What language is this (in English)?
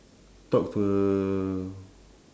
English